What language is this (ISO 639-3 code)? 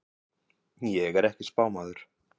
isl